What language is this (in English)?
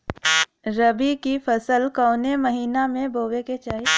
Bhojpuri